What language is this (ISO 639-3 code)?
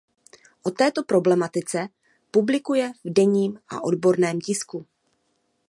ces